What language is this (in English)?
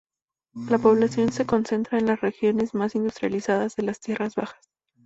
Spanish